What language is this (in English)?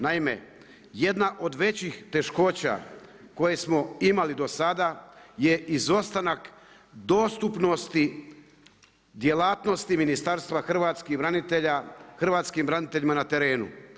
Croatian